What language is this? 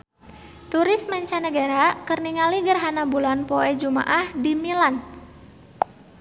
Sundanese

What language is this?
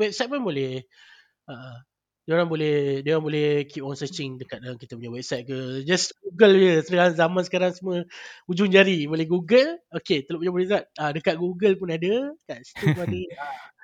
Malay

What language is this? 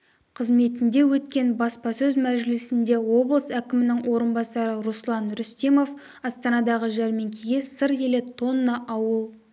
Kazakh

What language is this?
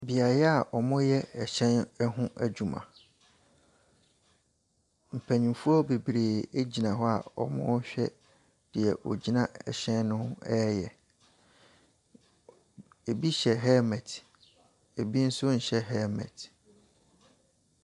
Akan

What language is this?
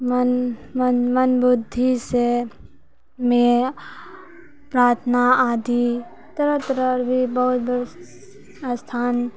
Maithili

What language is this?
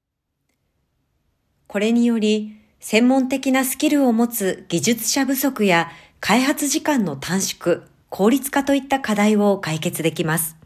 Japanese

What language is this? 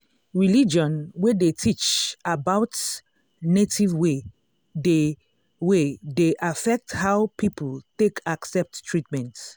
Nigerian Pidgin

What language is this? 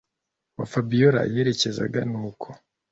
Kinyarwanda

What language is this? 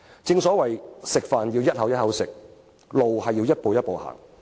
Cantonese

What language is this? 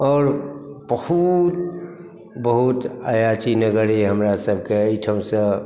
Maithili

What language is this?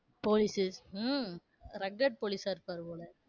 Tamil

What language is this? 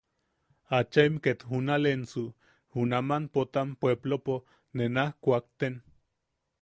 Yaqui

